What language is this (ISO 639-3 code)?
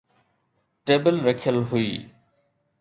snd